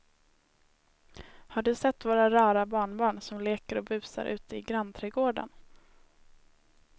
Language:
Swedish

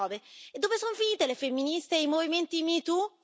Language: Italian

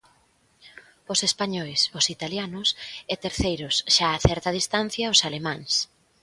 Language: Galician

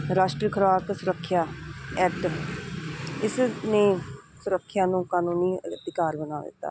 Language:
Punjabi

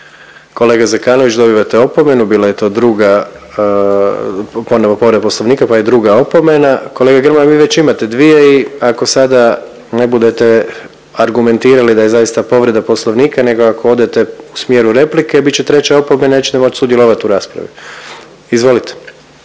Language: Croatian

